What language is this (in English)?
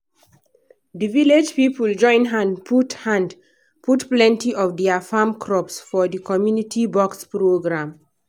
Nigerian Pidgin